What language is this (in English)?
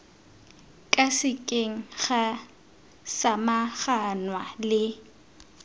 Tswana